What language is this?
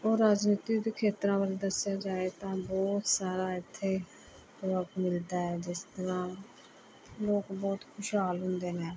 Punjabi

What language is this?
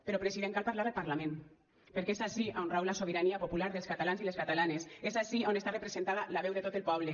Catalan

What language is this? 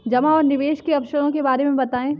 Hindi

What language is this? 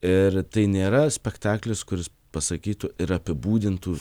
Lithuanian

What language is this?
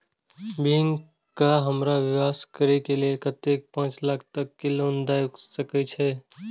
Maithili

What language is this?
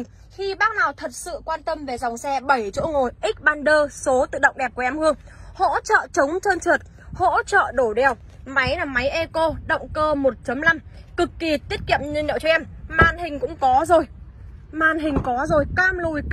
Vietnamese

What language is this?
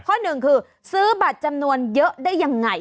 Thai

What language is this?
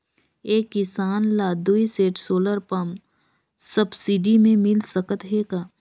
Chhattisgarhi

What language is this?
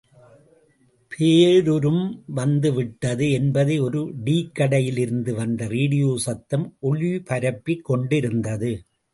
Tamil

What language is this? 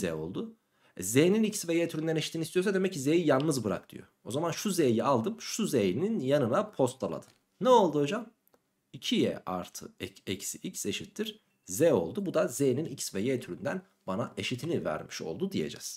Turkish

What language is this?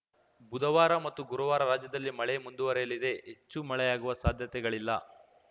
Kannada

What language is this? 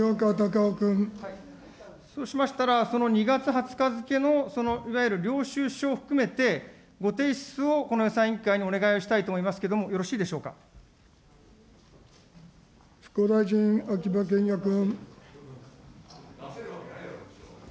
Japanese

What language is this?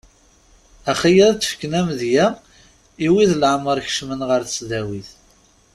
Kabyle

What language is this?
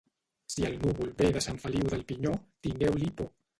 Catalan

